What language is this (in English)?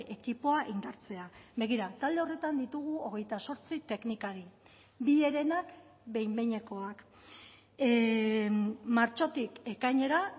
Basque